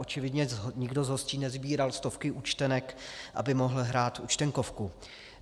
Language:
Czech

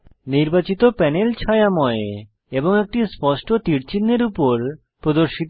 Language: Bangla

